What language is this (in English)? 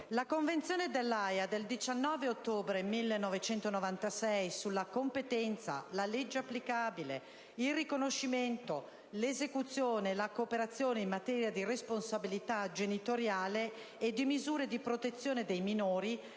Italian